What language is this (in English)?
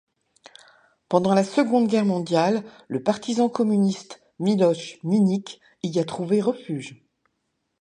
French